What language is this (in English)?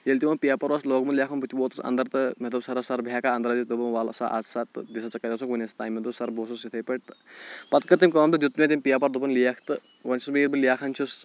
Kashmiri